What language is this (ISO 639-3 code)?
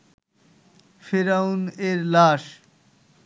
ben